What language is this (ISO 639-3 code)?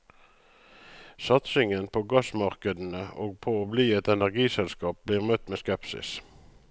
nor